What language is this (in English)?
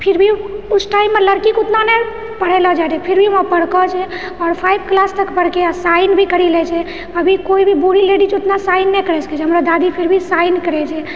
Maithili